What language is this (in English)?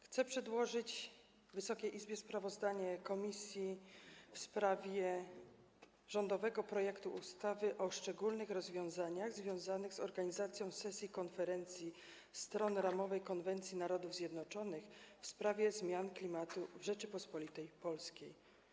Polish